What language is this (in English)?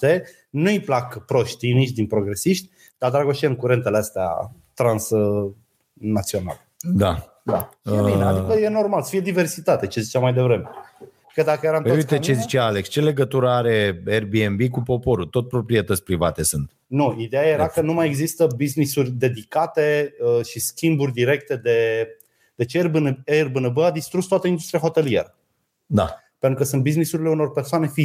Romanian